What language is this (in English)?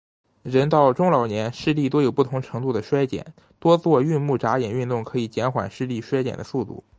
Chinese